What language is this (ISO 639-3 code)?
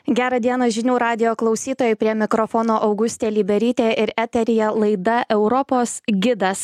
lit